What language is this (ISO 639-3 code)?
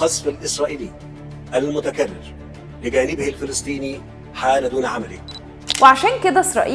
ara